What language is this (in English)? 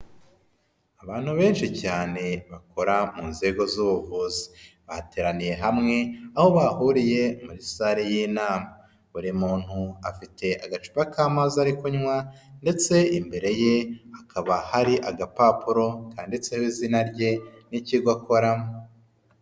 Kinyarwanda